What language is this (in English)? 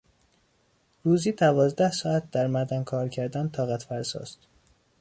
Persian